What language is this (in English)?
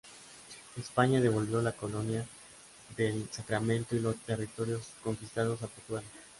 Spanish